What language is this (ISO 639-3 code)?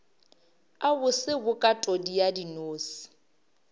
nso